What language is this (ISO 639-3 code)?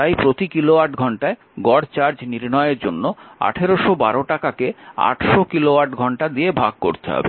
ben